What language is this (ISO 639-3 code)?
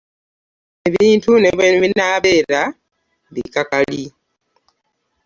lug